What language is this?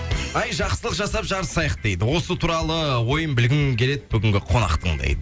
Kazakh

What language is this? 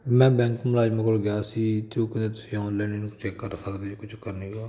Punjabi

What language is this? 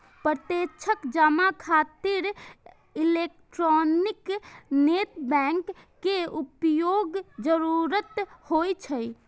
Maithili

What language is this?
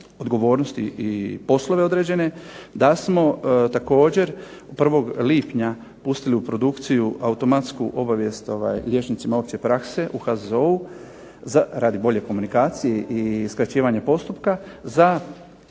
Croatian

